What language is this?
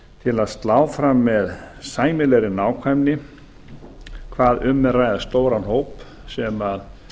Icelandic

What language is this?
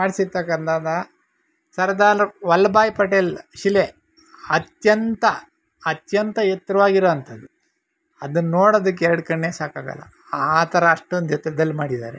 Kannada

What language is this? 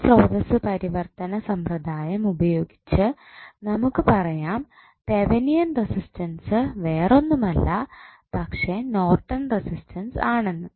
Malayalam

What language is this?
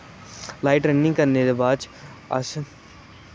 Dogri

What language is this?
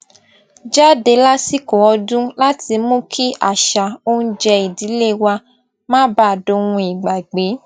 Yoruba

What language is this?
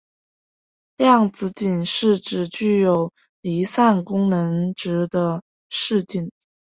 Chinese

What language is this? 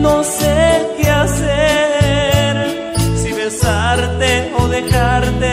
Spanish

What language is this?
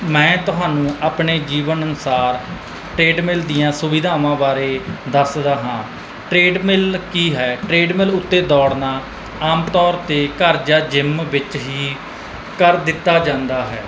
Punjabi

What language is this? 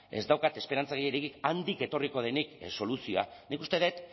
Basque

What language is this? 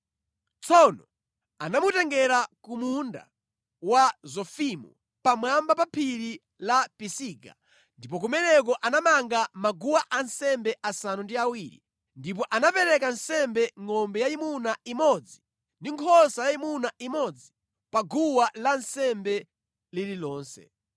Nyanja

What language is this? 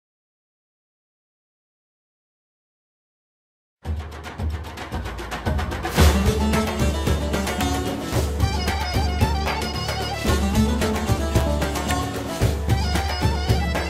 Turkish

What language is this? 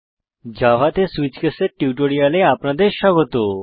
Bangla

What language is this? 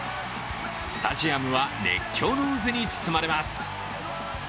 Japanese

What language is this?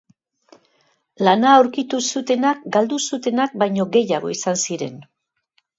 Basque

